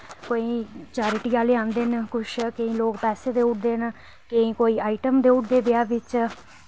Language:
Dogri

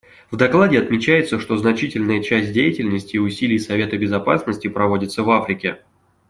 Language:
Russian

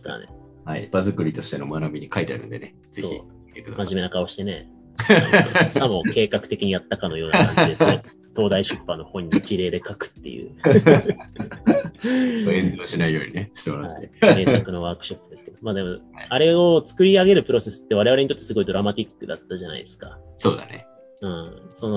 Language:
Japanese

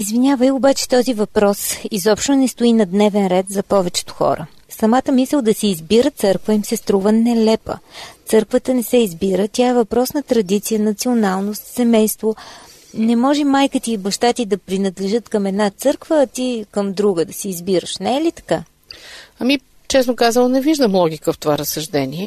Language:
Bulgarian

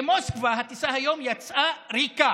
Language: Hebrew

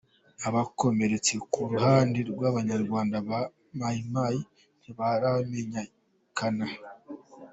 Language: Kinyarwanda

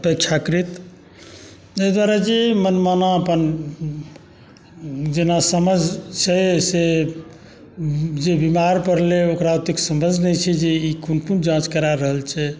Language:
Maithili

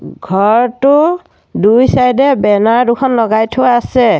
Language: Assamese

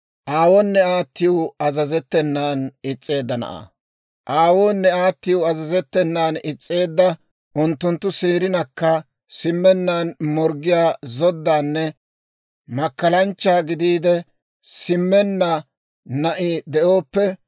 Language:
Dawro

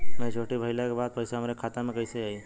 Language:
Bhojpuri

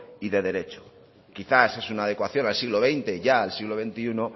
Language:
Spanish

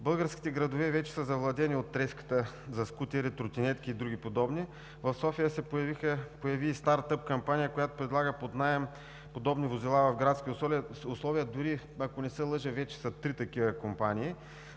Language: Bulgarian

